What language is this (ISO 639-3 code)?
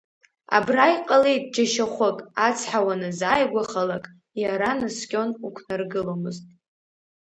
abk